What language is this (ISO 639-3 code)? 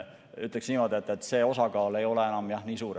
est